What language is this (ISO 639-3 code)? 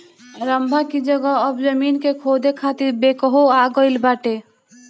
bho